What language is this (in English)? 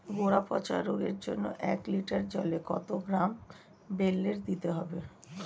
Bangla